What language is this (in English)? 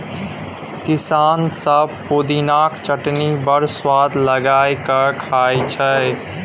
Maithili